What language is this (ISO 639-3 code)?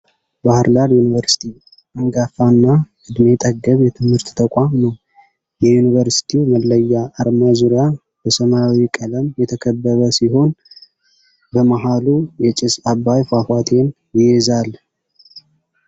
amh